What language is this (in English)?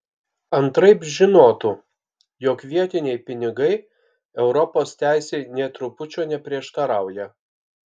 Lithuanian